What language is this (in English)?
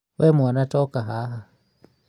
Kikuyu